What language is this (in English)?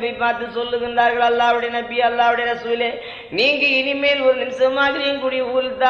Tamil